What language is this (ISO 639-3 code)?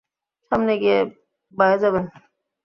ben